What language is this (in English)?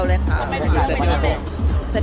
Thai